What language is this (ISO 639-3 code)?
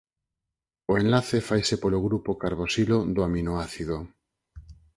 glg